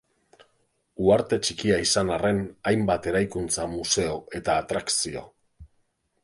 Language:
Basque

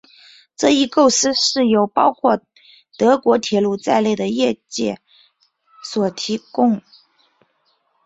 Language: Chinese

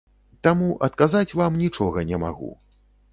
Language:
Belarusian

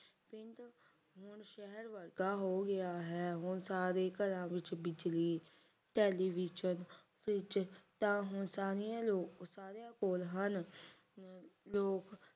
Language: Punjabi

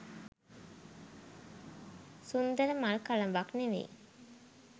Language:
Sinhala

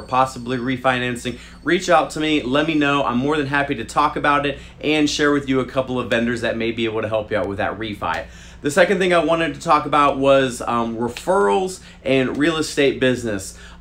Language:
English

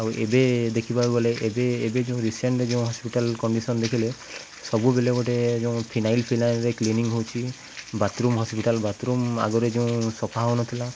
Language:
Odia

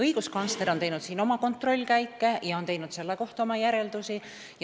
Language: Estonian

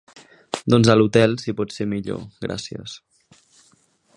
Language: Catalan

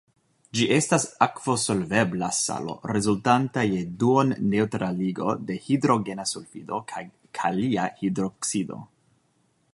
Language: Esperanto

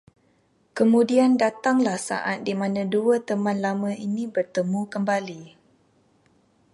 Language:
Malay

